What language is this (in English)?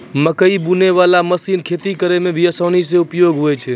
Maithili